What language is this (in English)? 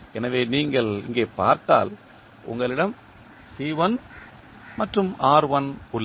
Tamil